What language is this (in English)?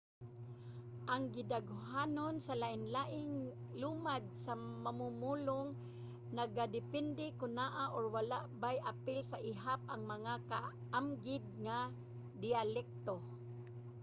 Cebuano